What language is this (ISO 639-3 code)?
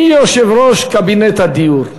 heb